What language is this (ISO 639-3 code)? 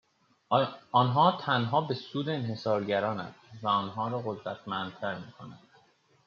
fas